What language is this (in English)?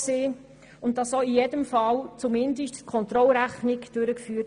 Swiss German